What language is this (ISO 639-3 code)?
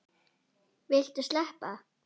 isl